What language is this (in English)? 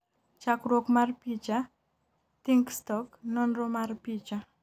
Luo (Kenya and Tanzania)